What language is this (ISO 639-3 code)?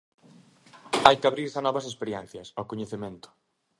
glg